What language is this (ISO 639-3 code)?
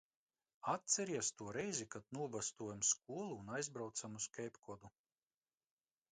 lav